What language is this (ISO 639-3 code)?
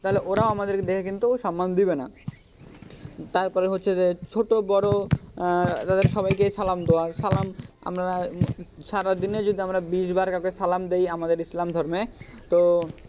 ben